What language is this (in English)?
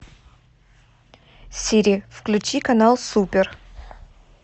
Russian